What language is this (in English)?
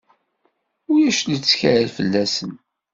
Kabyle